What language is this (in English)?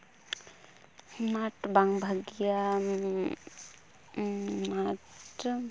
Santali